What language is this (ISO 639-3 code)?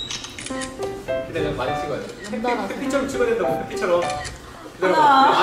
kor